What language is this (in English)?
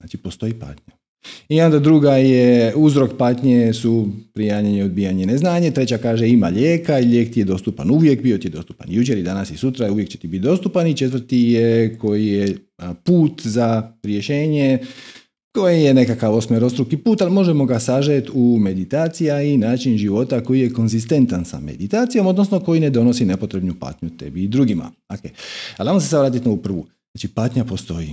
Croatian